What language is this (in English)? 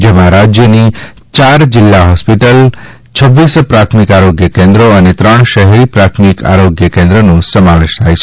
Gujarati